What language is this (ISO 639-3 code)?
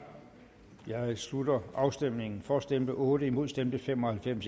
dan